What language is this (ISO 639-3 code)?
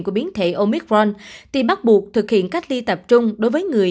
vie